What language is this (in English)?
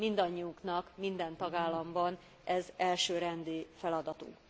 Hungarian